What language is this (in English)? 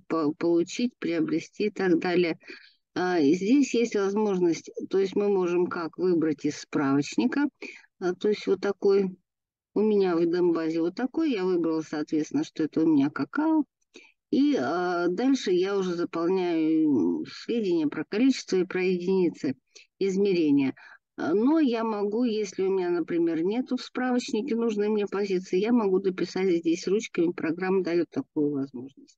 Russian